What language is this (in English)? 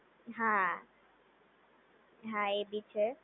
Gujarati